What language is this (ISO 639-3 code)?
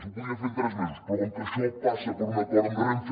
cat